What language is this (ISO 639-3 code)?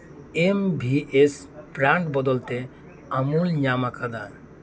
sat